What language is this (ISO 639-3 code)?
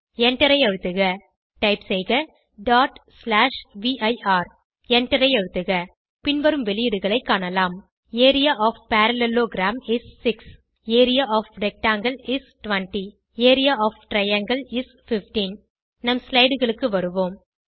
tam